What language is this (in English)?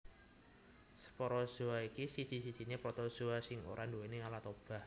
Javanese